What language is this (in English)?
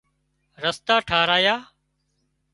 Wadiyara Koli